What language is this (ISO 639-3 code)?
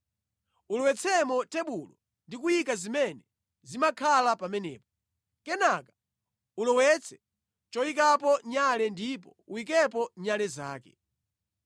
nya